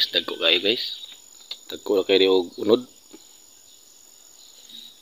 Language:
Indonesian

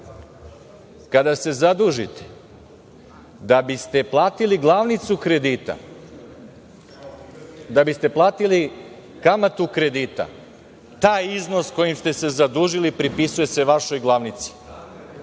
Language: Serbian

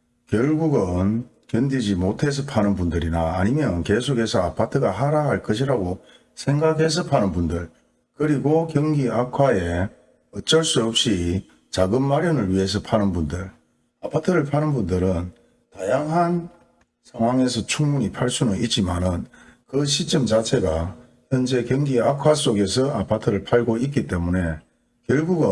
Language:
Korean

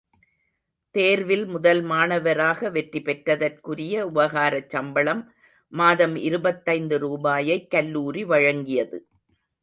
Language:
Tamil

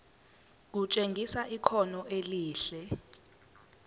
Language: Zulu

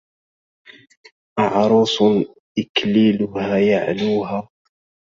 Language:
Arabic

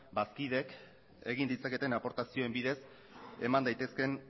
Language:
Basque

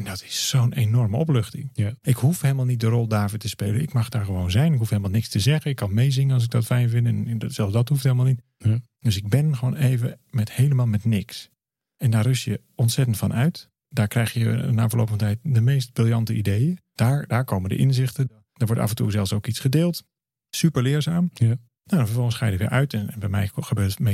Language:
Dutch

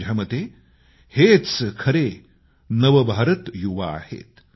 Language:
Marathi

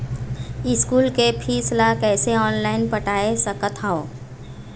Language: Chhattisgarhi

